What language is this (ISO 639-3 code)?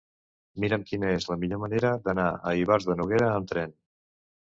cat